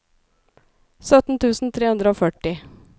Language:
Norwegian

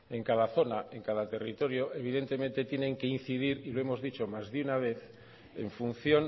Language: Spanish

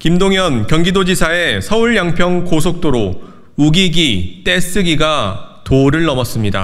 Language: Korean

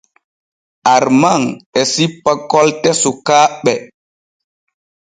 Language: Borgu Fulfulde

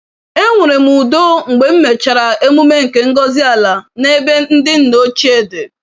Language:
Igbo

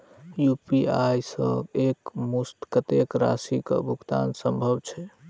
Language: Maithili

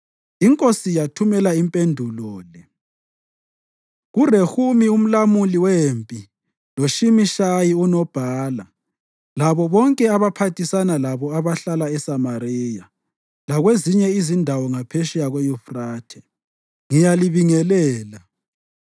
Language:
North Ndebele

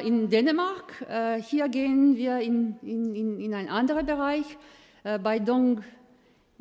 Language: German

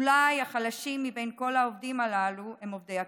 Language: Hebrew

